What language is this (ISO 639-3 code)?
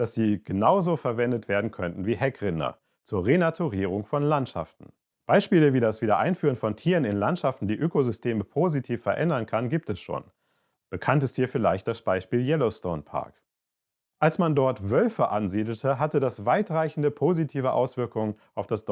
deu